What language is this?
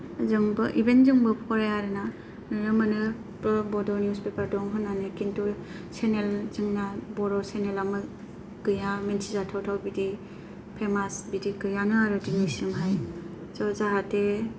Bodo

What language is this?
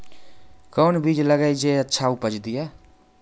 Maithili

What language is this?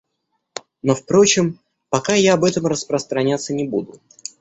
Russian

